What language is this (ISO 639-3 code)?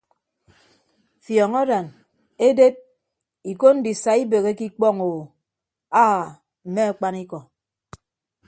ibb